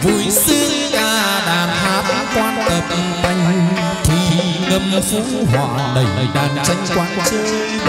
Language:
Vietnamese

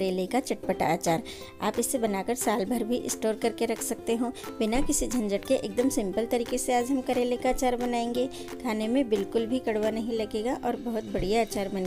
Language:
Hindi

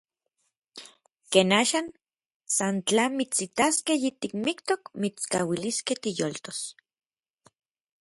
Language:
Orizaba Nahuatl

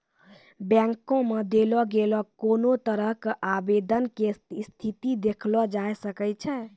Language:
Maithili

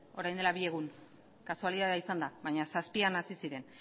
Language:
Basque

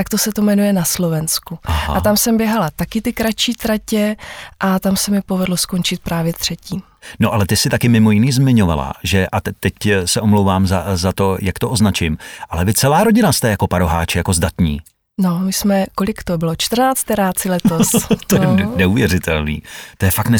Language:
Czech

